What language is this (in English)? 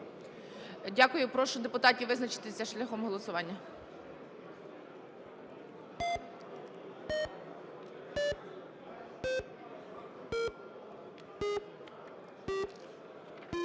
Ukrainian